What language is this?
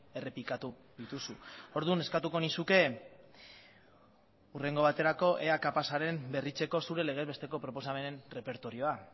Basque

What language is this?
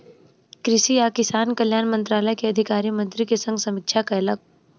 Maithili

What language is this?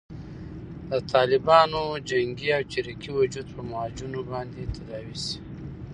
Pashto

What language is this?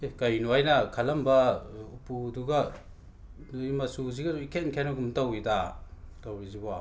Manipuri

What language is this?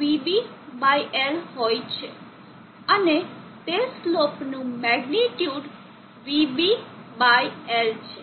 Gujarati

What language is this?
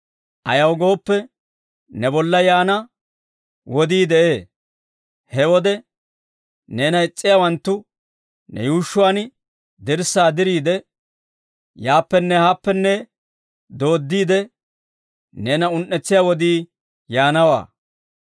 Dawro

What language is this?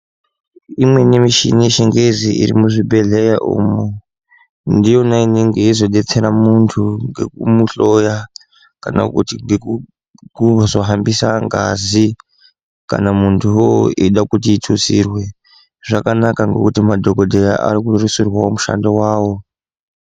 Ndau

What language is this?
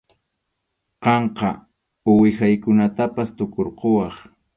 Arequipa-La Unión Quechua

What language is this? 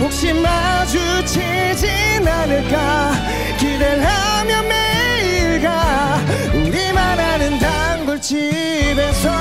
Korean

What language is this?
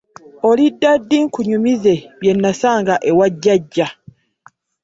Ganda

